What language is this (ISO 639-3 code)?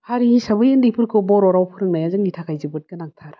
brx